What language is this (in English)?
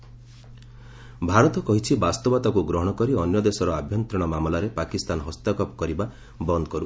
Odia